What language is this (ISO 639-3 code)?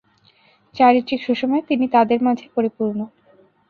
ben